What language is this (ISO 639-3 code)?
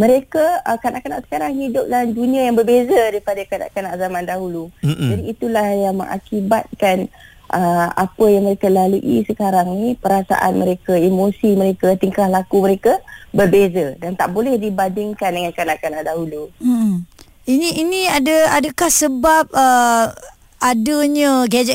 msa